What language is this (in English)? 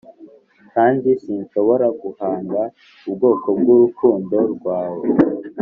Kinyarwanda